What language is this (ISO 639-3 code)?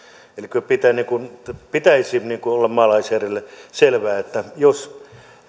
fin